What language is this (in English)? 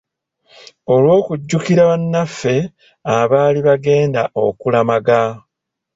Ganda